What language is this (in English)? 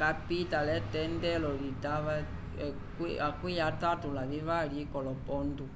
Umbundu